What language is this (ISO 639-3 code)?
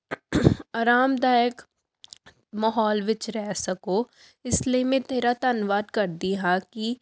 pan